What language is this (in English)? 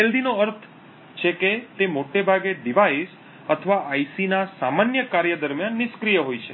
Gujarati